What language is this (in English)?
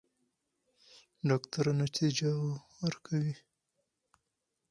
Pashto